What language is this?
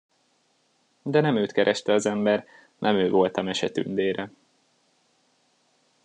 Hungarian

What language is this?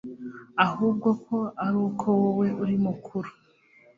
Kinyarwanda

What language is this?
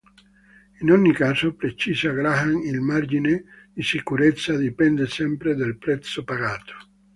Italian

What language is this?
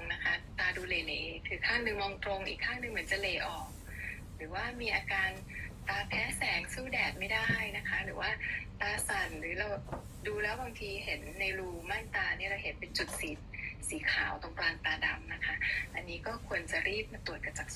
Thai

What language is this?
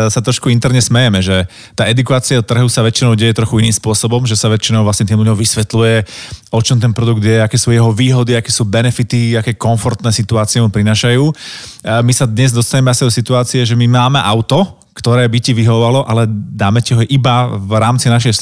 Slovak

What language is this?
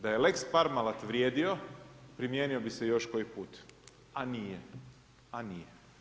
Croatian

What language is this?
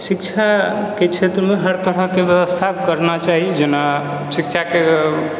Maithili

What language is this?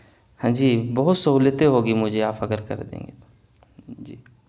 Urdu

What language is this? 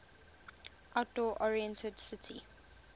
English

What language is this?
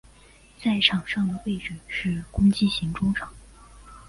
Chinese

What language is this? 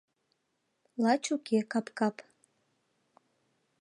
Mari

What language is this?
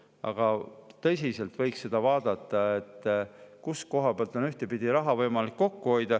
Estonian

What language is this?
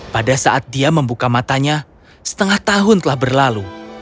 Indonesian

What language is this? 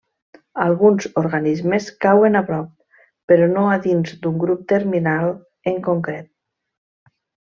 Catalan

